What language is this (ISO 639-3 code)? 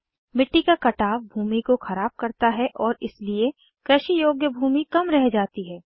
hin